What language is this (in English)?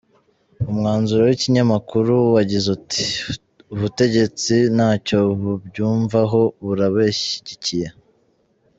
Kinyarwanda